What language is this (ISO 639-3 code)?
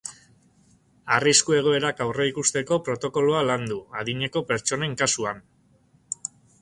eus